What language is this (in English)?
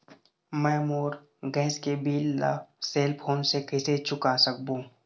Chhattisgarhi